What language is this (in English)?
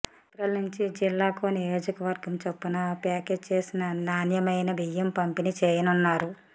Telugu